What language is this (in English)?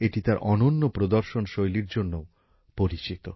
Bangla